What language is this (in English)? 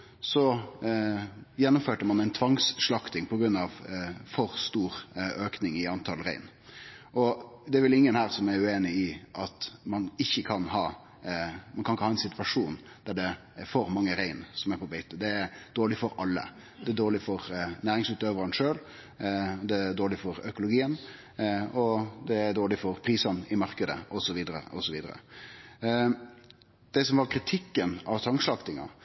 Norwegian Nynorsk